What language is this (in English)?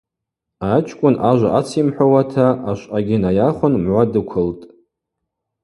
Abaza